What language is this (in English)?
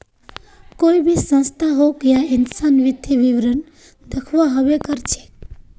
Magahi